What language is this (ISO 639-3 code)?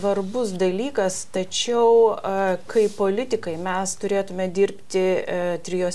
lit